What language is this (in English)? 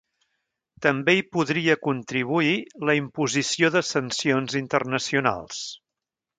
Catalan